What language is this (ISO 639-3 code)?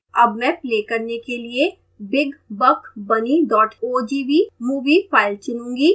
hin